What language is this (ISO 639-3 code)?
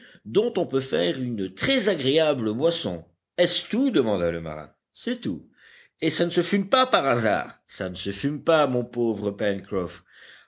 fra